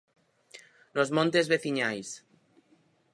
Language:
Galician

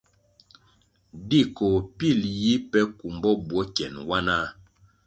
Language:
Kwasio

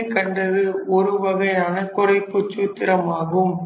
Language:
Tamil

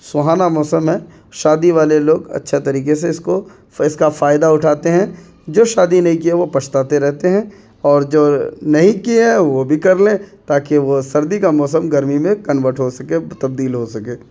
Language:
Urdu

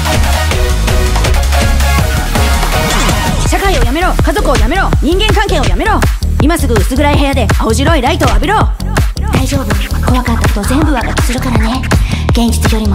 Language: Japanese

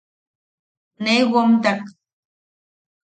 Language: Yaqui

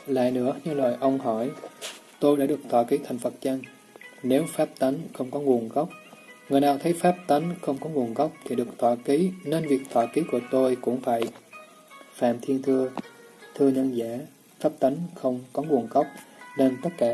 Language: Vietnamese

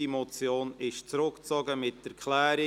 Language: Swiss German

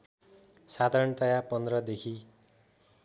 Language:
Nepali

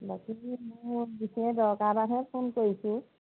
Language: Assamese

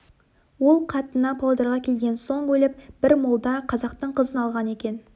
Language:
Kazakh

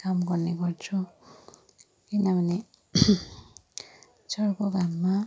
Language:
Nepali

